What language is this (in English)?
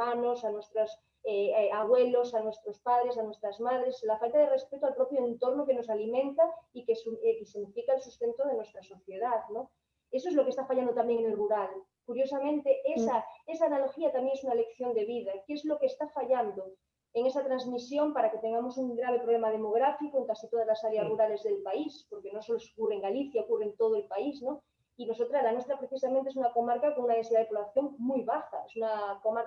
Spanish